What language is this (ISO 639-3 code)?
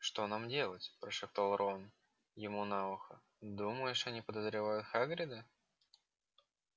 rus